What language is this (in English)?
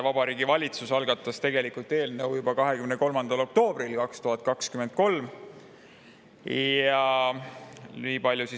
Estonian